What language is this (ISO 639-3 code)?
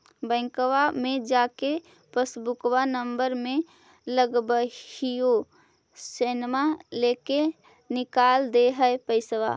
mag